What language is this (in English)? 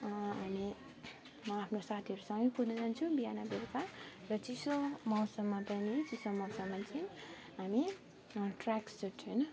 Nepali